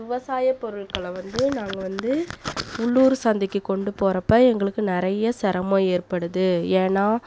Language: Tamil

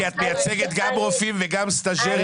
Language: Hebrew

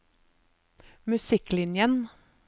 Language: Norwegian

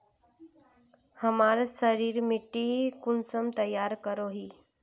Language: Magahi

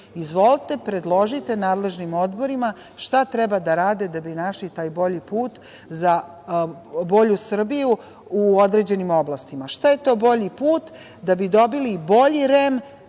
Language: Serbian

